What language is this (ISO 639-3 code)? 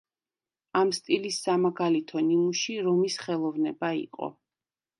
kat